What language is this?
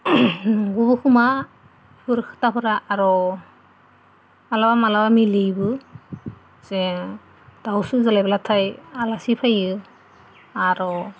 Bodo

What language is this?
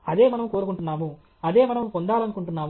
Telugu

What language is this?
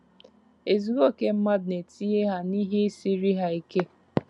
Igbo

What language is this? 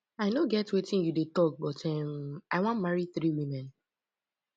Nigerian Pidgin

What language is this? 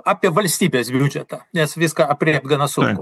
Lithuanian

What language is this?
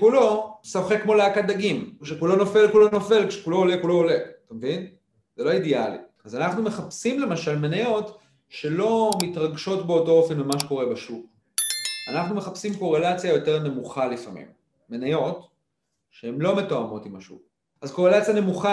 Hebrew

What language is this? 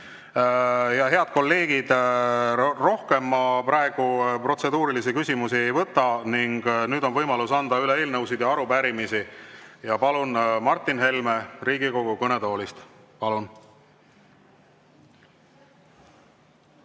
Estonian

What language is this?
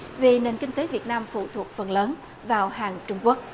Vietnamese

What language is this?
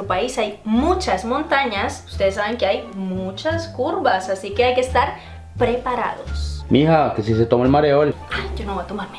Spanish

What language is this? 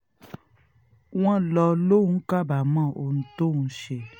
Yoruba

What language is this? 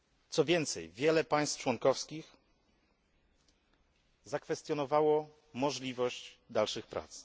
Polish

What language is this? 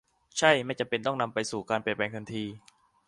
Thai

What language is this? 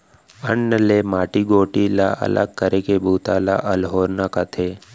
Chhattisgarhi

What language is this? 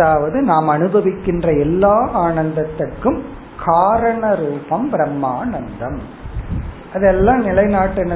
Tamil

